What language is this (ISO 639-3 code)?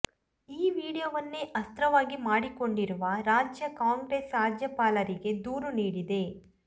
kan